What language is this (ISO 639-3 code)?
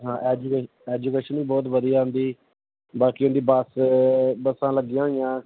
pan